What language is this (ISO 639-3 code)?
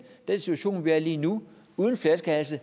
dan